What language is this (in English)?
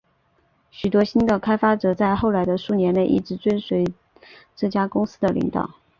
Chinese